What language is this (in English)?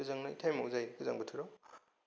Bodo